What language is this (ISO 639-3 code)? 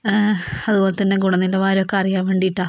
mal